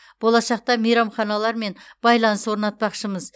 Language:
Kazakh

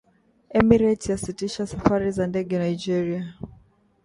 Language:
Swahili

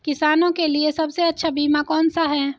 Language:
Hindi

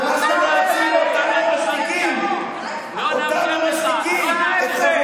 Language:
Hebrew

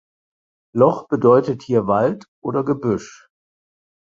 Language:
German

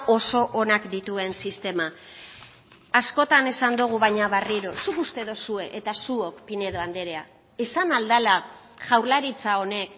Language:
Basque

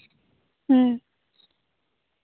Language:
Santali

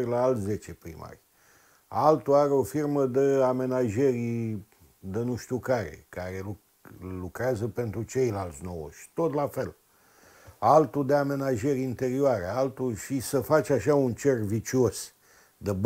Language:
Romanian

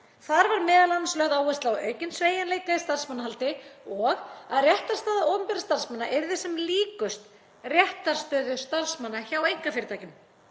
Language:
Icelandic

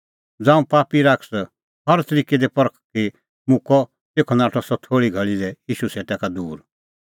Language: Kullu Pahari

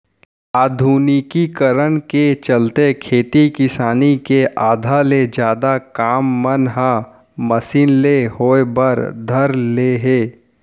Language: Chhattisgarhi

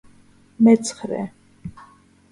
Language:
Georgian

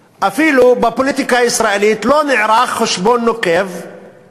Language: Hebrew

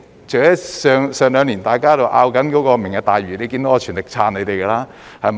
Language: Cantonese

